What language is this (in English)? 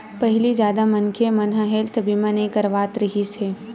Chhattisgarhi